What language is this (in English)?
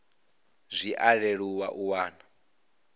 Venda